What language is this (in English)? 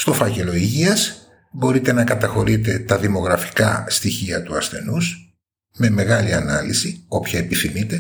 Greek